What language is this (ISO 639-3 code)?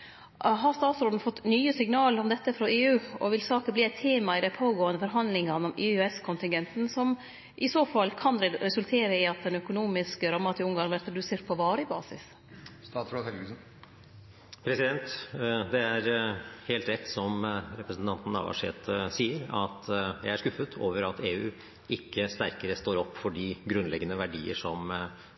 nor